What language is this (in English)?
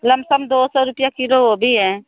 Hindi